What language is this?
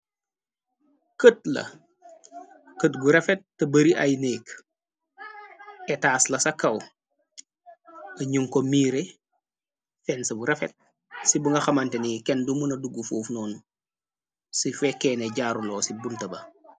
Wolof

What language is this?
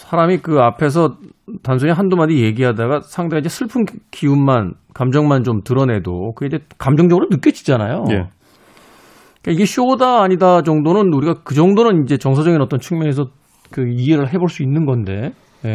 Korean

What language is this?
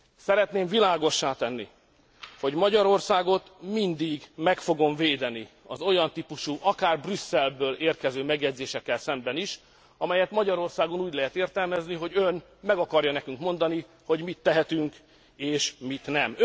Hungarian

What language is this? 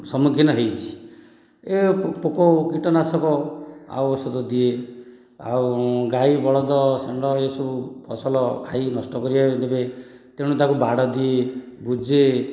Odia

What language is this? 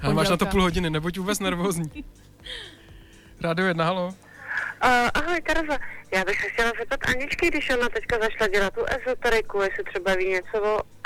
Czech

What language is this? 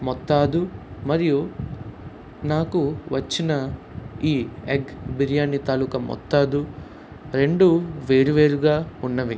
Telugu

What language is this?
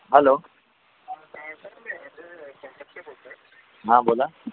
Marathi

